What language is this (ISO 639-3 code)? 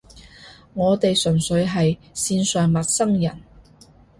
yue